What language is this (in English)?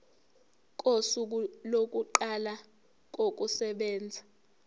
Zulu